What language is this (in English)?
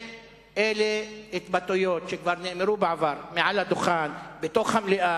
Hebrew